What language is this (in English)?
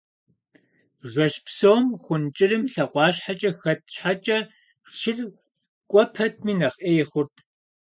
Kabardian